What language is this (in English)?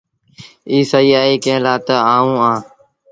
Sindhi Bhil